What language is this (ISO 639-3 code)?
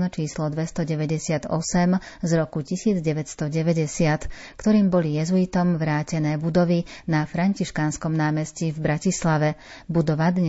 slk